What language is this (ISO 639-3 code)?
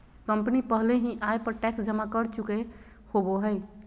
mag